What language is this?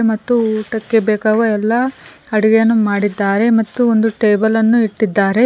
Kannada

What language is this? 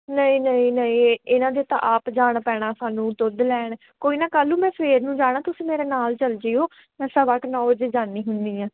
Punjabi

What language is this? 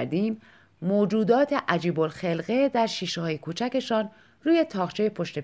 Persian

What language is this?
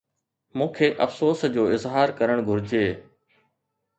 Sindhi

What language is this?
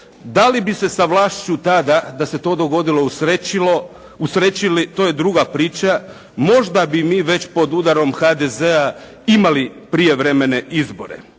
Croatian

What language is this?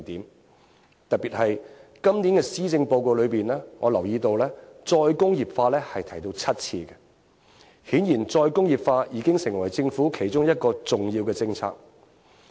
Cantonese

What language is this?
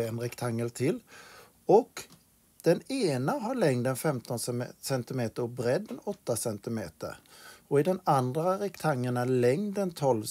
Swedish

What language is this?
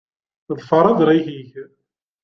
Kabyle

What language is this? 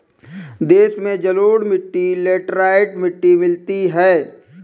Hindi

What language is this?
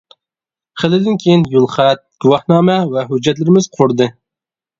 Uyghur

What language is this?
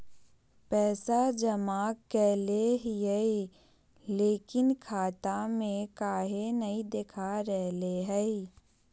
Magahi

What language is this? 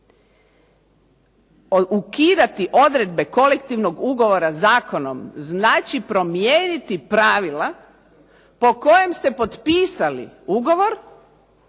Croatian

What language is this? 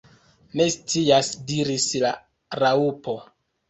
Esperanto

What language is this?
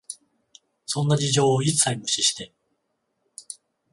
Japanese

